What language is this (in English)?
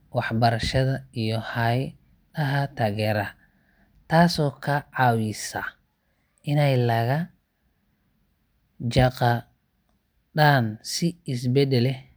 Somali